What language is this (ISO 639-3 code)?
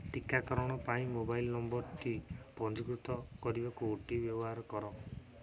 ori